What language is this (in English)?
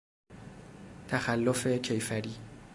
Persian